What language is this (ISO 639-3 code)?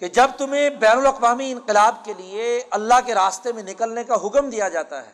urd